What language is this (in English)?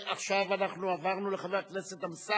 Hebrew